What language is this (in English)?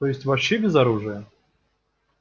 Russian